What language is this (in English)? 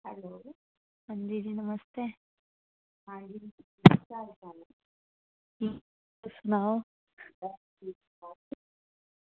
Dogri